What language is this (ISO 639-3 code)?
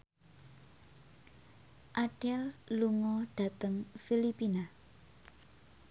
jav